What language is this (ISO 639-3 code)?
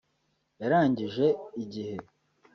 kin